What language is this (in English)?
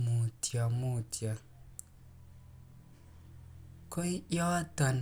Kalenjin